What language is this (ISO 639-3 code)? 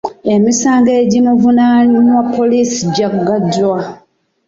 lug